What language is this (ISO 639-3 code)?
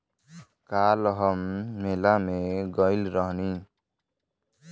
bho